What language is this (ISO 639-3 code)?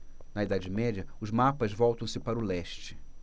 por